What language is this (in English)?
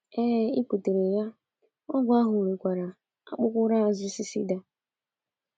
Igbo